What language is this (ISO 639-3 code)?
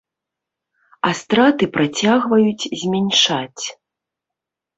bel